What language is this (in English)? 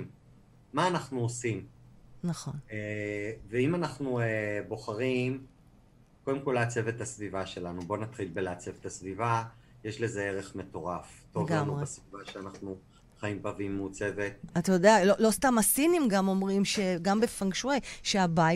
Hebrew